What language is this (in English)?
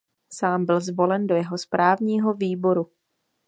Czech